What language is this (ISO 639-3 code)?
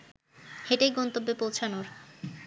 ben